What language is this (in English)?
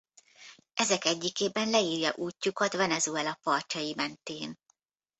Hungarian